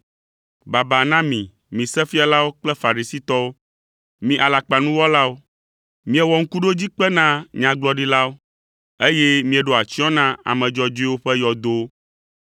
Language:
Ewe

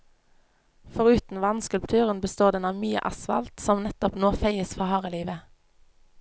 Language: Norwegian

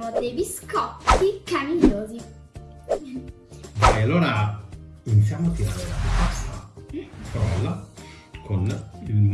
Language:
Italian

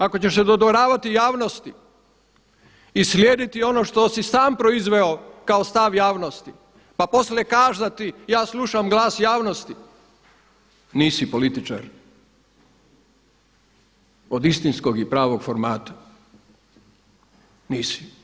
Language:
Croatian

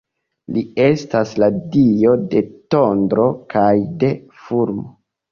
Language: Esperanto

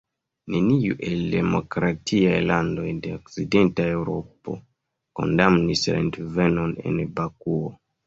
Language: Esperanto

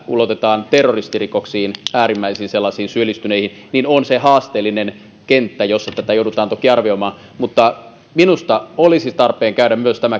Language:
Finnish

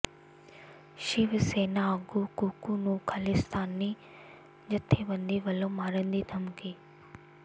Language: Punjabi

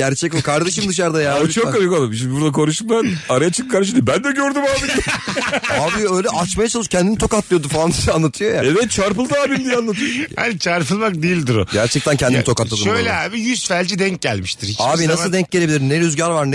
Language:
Turkish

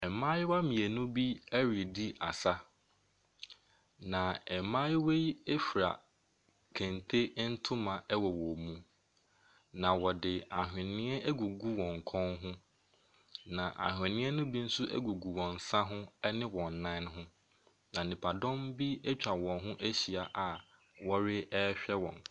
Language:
Akan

